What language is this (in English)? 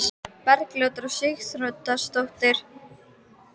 Icelandic